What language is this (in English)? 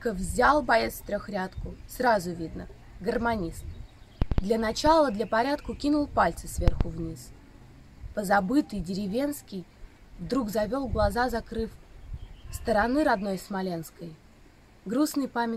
Russian